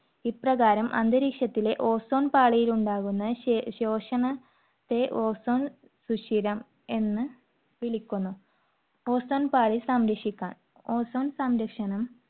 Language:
Malayalam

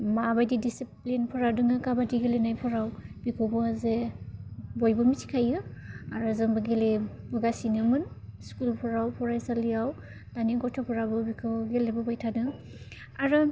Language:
Bodo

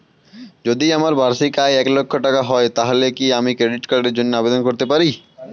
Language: Bangla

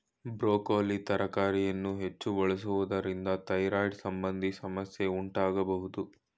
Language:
Kannada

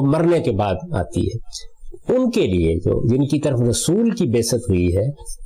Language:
Urdu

